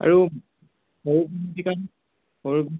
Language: Assamese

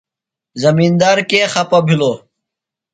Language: Phalura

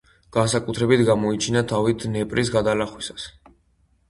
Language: Georgian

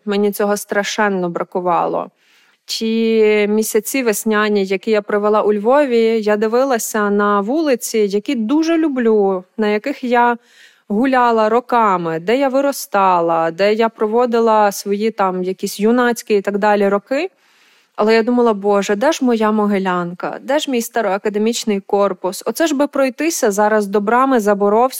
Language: Ukrainian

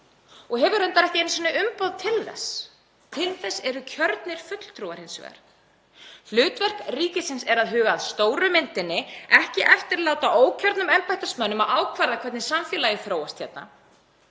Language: Icelandic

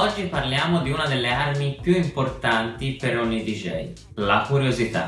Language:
Italian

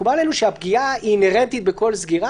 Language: Hebrew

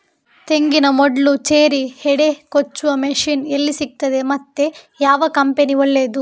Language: Kannada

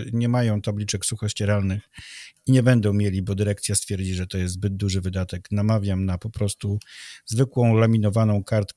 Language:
Polish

